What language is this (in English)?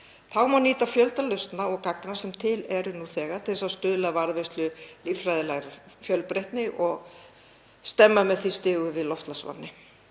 Icelandic